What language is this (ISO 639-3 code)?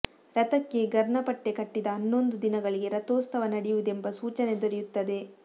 kan